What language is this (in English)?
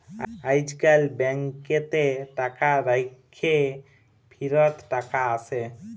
Bangla